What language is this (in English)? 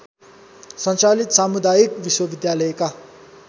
Nepali